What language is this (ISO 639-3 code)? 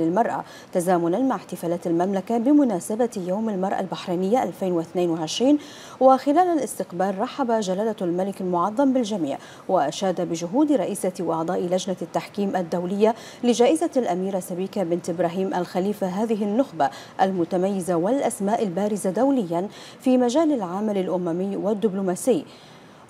ara